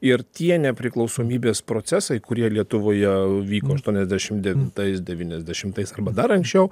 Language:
Lithuanian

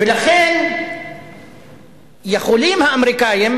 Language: Hebrew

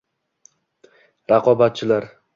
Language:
Uzbek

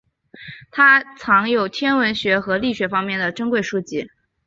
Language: Chinese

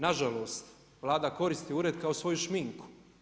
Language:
Croatian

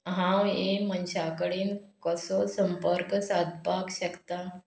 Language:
Konkani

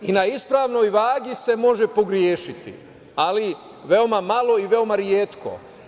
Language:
Serbian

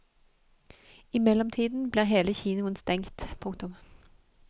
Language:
Norwegian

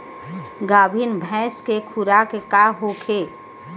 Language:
Bhojpuri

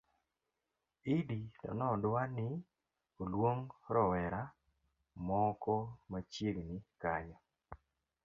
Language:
Luo (Kenya and Tanzania)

